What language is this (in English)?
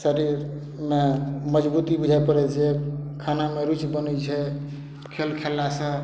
Maithili